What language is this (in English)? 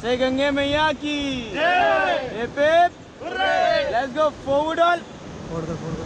Hindi